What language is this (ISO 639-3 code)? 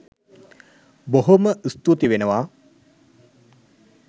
sin